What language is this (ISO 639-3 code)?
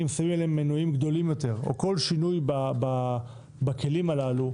heb